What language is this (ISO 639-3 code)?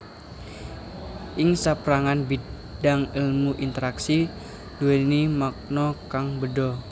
jav